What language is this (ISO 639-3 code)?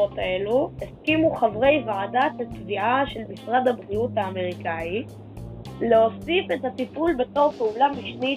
heb